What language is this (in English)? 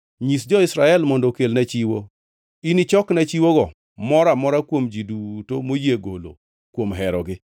Luo (Kenya and Tanzania)